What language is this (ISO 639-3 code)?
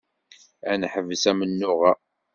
kab